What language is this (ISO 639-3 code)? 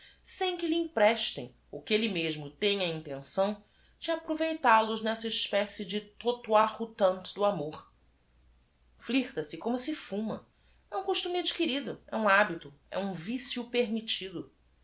por